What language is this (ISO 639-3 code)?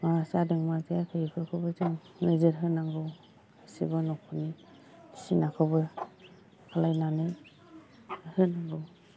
brx